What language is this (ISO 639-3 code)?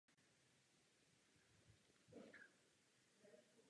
ces